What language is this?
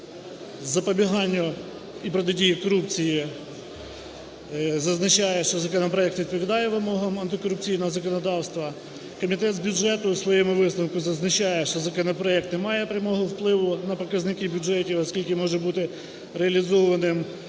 Ukrainian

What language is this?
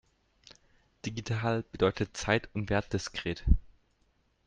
German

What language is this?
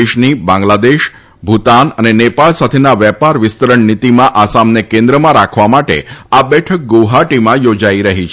Gujarati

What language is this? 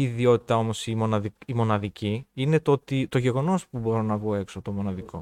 Greek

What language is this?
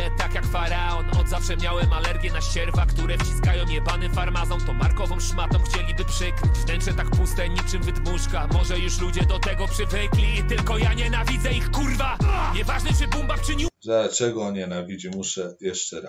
Polish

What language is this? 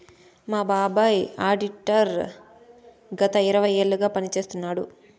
Telugu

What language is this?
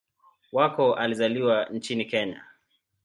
Swahili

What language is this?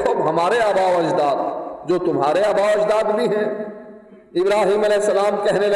Urdu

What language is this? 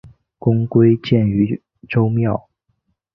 Chinese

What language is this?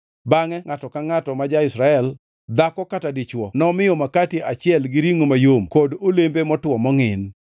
Luo (Kenya and Tanzania)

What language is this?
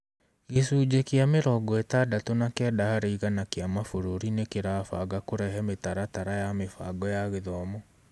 Kikuyu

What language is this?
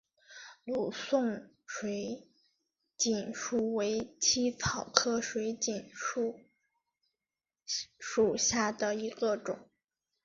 Chinese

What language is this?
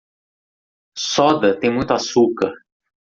Portuguese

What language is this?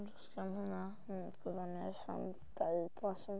Welsh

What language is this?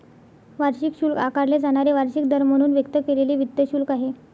Marathi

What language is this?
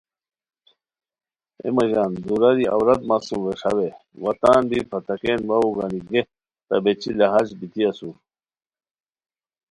Khowar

